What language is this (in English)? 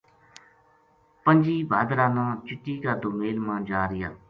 Gujari